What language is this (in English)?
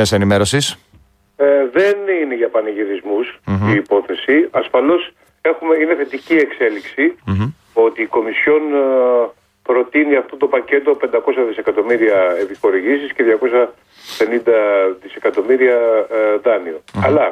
Greek